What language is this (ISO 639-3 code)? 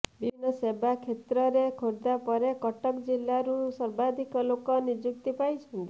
ori